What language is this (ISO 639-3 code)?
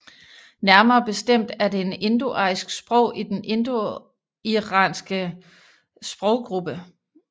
dan